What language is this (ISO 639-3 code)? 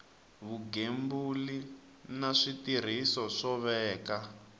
tso